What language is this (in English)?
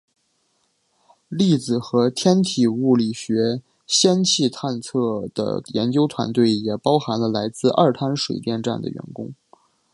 Chinese